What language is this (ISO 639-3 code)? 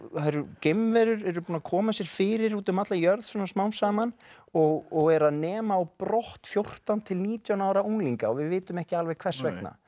isl